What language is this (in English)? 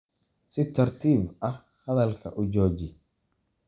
Somali